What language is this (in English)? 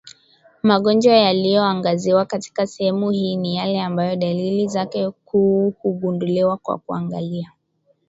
Swahili